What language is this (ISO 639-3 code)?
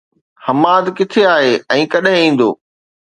snd